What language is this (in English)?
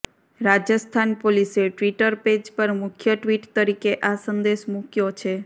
Gujarati